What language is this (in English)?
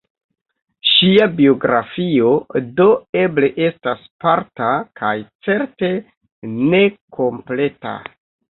Esperanto